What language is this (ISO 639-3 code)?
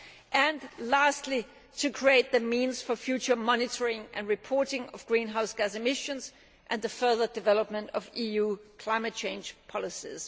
eng